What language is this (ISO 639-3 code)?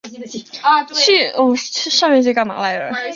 zho